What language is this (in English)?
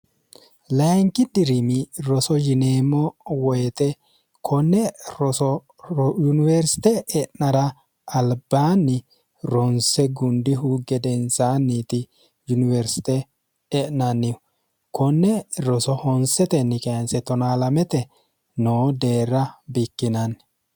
Sidamo